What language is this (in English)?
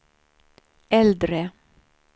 Swedish